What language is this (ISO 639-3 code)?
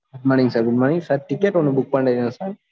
tam